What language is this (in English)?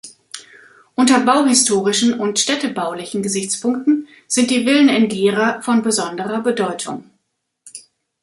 German